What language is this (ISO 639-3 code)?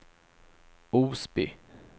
swe